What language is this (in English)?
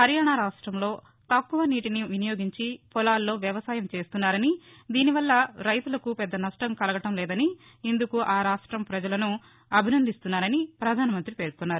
Telugu